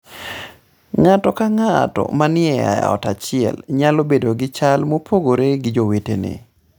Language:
Luo (Kenya and Tanzania)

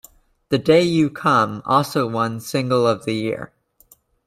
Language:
English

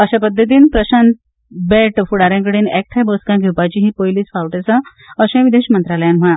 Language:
Konkani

